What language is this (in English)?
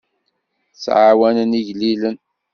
Kabyle